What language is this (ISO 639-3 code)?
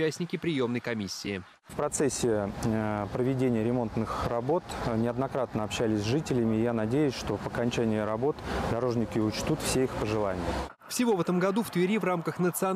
rus